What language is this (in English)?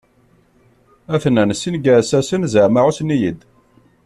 Kabyle